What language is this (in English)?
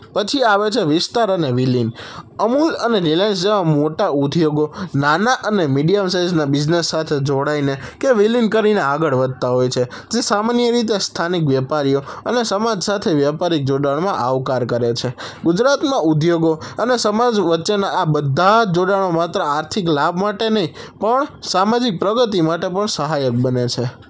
Gujarati